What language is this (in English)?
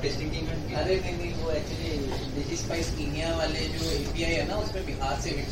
Gujarati